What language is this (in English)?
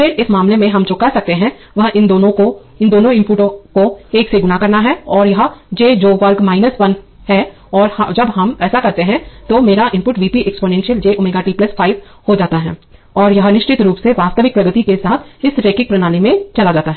Hindi